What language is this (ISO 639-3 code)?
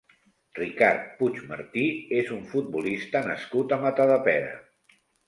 cat